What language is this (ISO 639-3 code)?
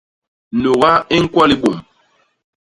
bas